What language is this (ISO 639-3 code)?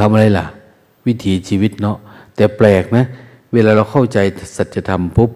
tha